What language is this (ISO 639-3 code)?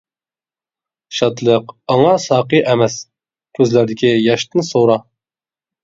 uig